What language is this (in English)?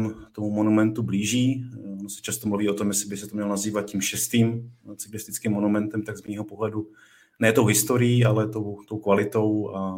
Czech